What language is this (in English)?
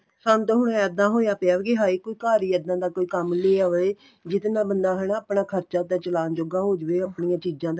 Punjabi